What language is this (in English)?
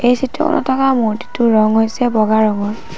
Assamese